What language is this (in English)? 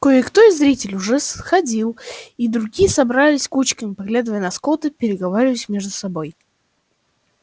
Russian